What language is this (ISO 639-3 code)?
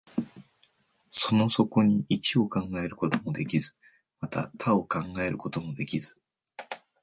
jpn